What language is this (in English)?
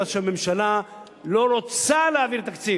Hebrew